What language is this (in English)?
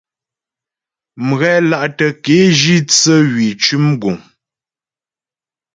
Ghomala